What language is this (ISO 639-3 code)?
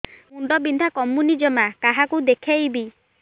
ori